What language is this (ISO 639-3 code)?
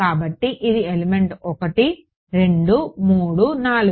tel